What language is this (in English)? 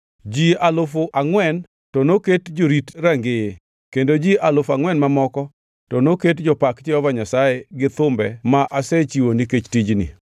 Luo (Kenya and Tanzania)